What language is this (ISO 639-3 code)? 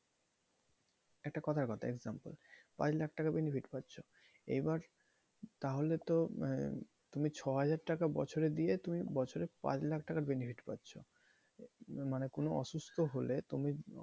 ben